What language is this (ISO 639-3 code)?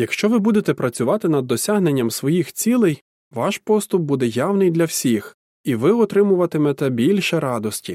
ukr